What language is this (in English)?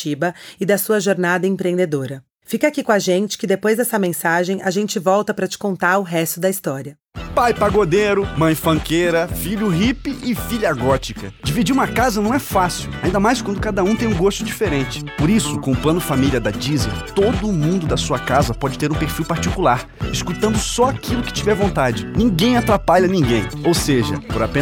Portuguese